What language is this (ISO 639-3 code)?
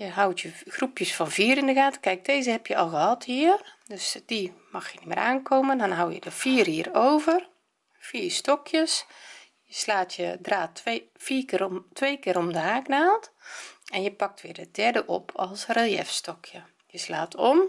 nld